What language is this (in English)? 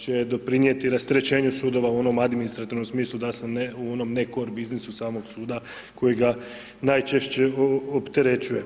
Croatian